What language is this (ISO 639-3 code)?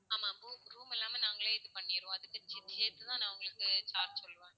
tam